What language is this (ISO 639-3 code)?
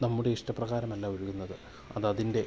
mal